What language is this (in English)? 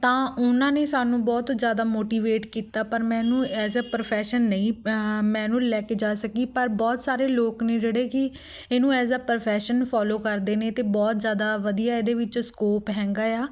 Punjabi